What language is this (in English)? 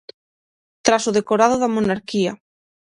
Galician